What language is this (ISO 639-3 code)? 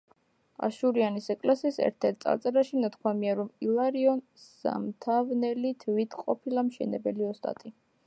kat